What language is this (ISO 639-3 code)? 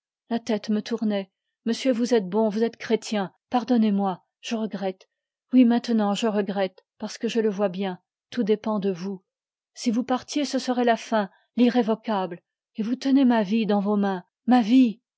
fra